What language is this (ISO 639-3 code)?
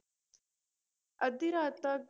pan